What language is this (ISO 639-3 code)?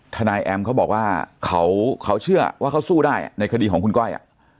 tha